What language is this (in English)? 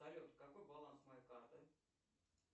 Russian